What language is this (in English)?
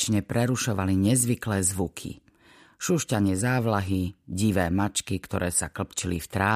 Slovak